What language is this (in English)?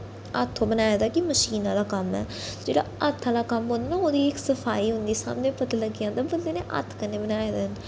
Dogri